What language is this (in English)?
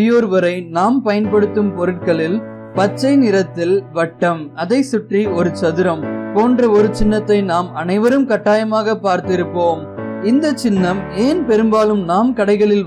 Arabic